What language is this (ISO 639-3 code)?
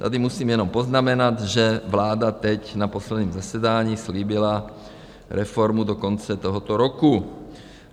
ces